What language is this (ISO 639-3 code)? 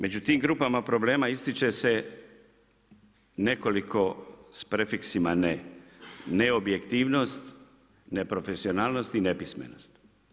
hrv